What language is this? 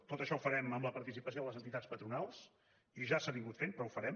Catalan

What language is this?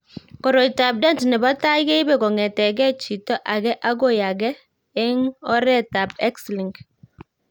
Kalenjin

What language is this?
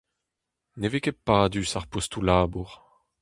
Breton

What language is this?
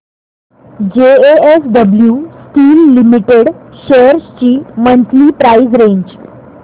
Marathi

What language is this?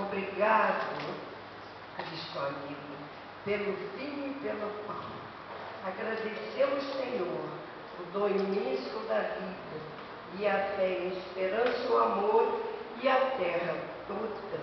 Portuguese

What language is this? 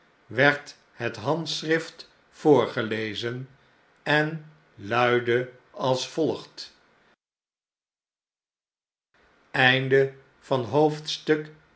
Dutch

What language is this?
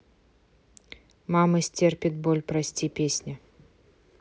Russian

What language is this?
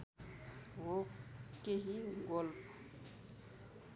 Nepali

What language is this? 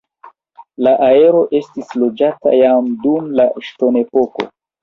Esperanto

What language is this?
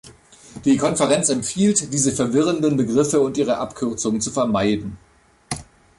German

